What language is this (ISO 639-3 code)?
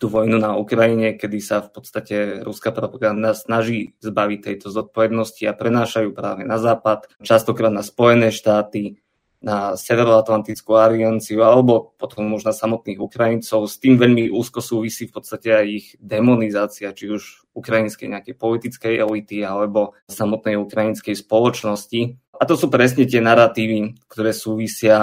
slk